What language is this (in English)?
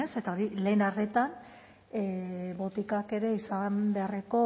Basque